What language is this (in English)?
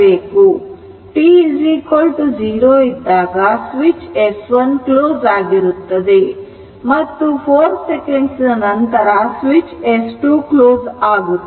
Kannada